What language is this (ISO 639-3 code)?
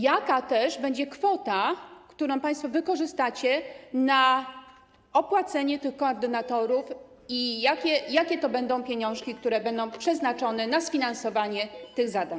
pol